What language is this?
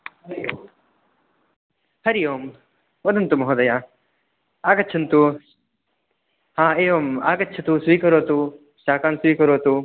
Sanskrit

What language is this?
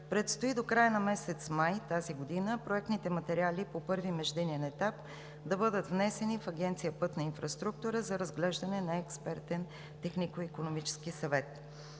Bulgarian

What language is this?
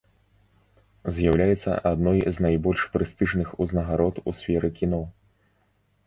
Belarusian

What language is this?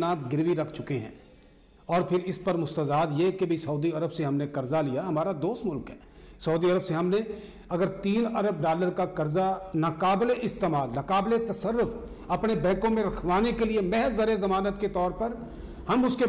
Hindi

